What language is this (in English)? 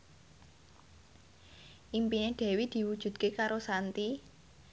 Javanese